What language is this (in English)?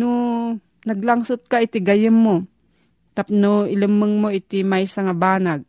Filipino